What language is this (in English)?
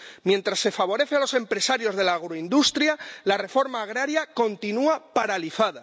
Spanish